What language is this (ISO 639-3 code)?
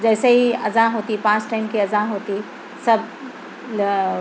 urd